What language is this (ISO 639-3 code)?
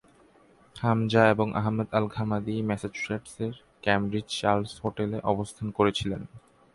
ben